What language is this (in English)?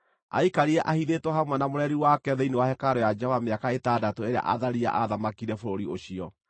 Kikuyu